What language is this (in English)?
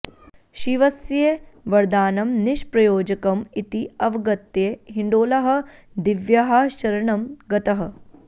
Sanskrit